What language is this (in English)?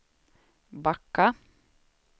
Swedish